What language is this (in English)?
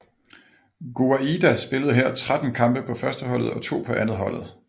Danish